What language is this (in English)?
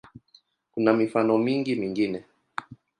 Swahili